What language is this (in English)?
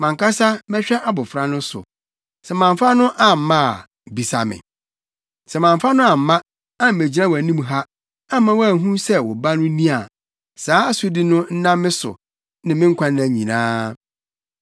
Akan